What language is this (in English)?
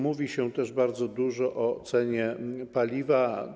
Polish